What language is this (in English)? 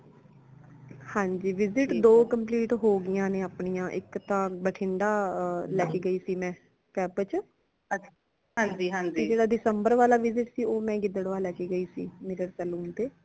Punjabi